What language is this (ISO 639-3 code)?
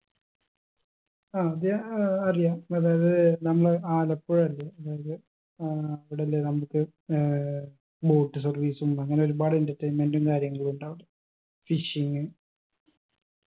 mal